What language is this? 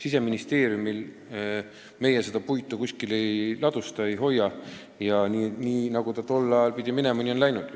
Estonian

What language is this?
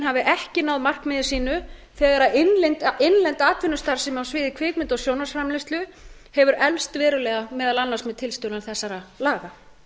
Icelandic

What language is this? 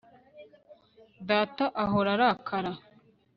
Kinyarwanda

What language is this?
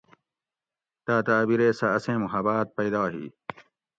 Gawri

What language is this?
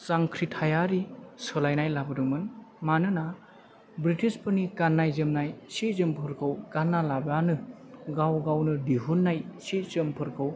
Bodo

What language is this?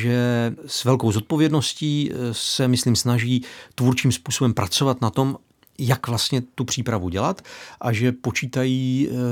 Czech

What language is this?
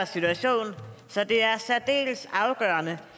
Danish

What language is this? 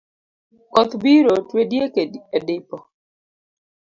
Luo (Kenya and Tanzania)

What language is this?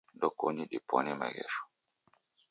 Taita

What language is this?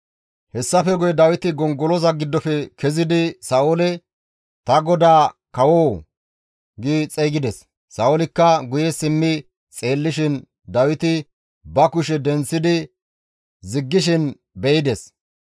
Gamo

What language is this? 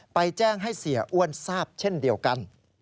Thai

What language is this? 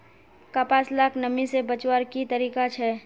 Magahi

